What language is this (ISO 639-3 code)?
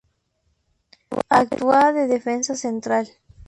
spa